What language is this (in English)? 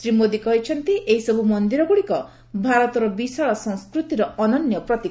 Odia